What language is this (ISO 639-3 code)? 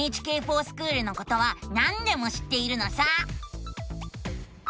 jpn